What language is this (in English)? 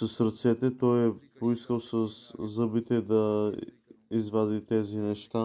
Bulgarian